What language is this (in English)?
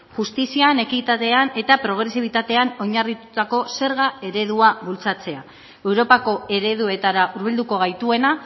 Basque